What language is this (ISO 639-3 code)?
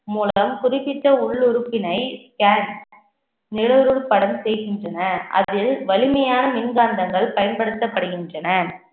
tam